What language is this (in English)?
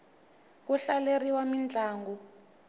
Tsonga